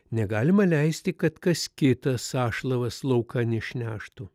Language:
Lithuanian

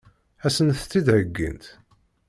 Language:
Kabyle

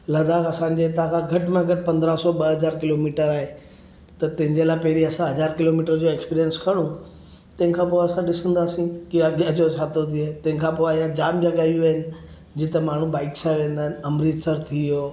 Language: Sindhi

